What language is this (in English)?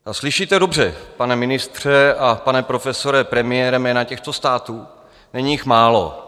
Czech